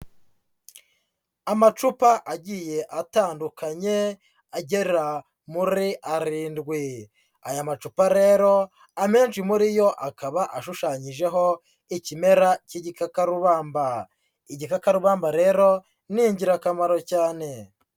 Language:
Kinyarwanda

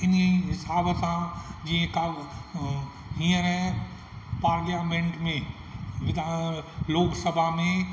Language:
Sindhi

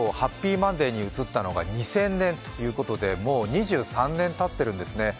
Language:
Japanese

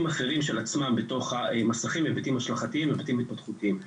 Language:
Hebrew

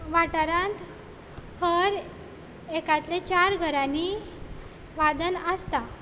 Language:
Konkani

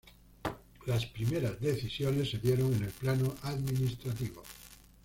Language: Spanish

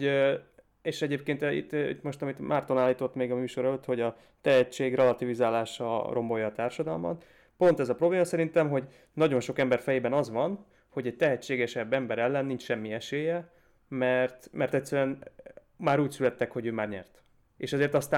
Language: Hungarian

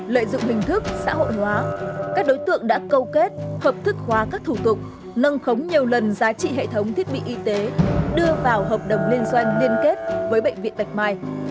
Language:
Vietnamese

